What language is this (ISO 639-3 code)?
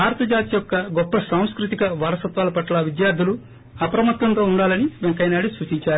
tel